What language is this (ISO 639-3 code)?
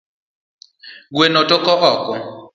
luo